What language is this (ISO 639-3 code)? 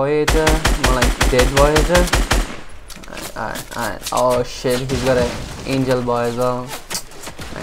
eng